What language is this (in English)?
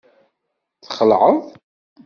Kabyle